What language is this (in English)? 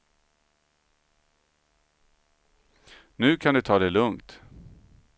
Swedish